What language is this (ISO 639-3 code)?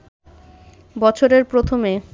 ben